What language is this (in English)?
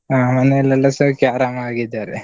Kannada